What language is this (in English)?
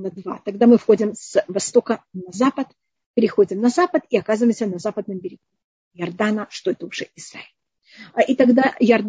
Russian